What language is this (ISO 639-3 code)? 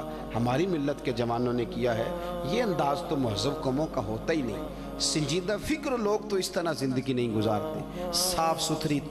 hin